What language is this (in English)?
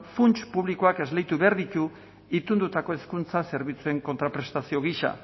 Basque